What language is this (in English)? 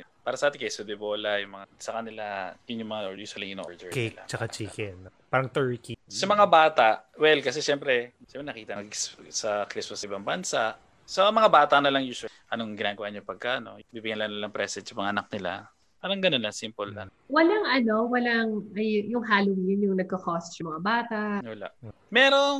Filipino